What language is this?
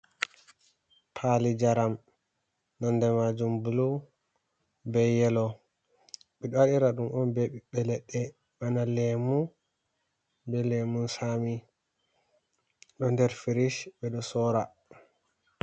Fula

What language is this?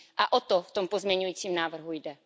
Czech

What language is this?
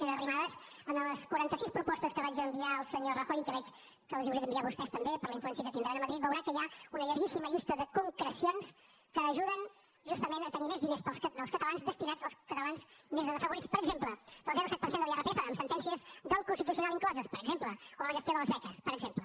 Catalan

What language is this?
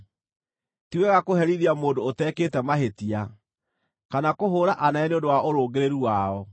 Kikuyu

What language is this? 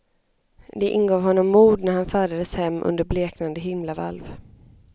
Swedish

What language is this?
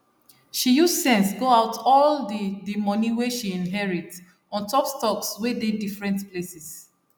Nigerian Pidgin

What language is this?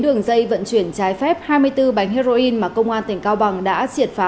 Vietnamese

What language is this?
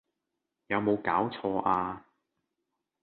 Cantonese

